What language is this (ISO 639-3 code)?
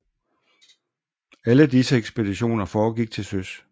dan